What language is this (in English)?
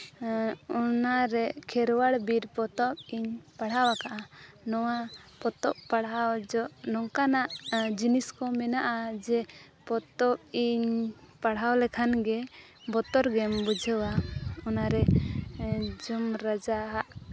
Santali